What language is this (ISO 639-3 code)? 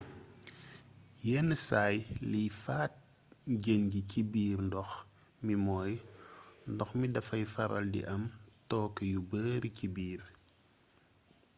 wol